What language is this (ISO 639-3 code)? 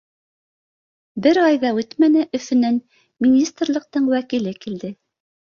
bak